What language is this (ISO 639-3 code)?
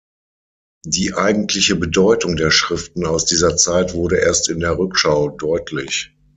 deu